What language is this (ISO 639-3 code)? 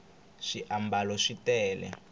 tso